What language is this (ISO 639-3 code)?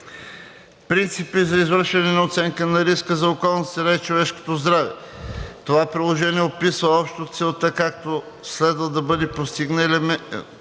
bul